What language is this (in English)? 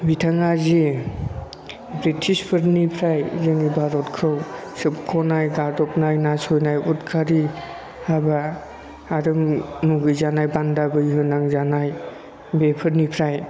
Bodo